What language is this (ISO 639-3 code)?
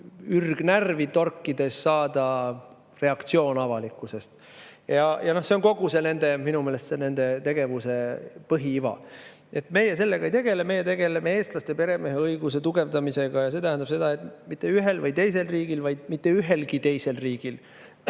est